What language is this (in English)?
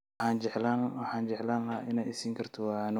Somali